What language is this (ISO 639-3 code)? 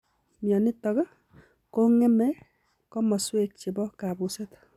kln